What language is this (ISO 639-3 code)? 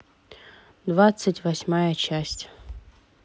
rus